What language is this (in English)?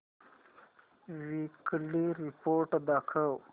Marathi